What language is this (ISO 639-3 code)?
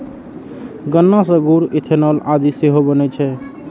mai